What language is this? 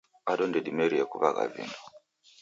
Taita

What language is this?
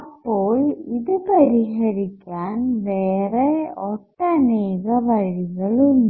Malayalam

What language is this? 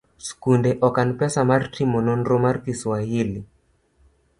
Luo (Kenya and Tanzania)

